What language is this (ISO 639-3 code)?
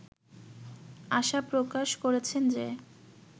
ben